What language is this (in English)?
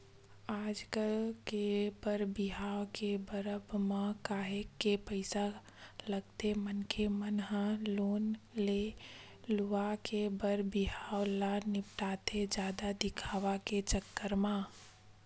Chhattisgarhi